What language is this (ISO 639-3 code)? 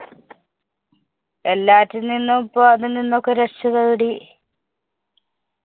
mal